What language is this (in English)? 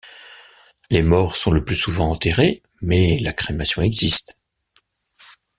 French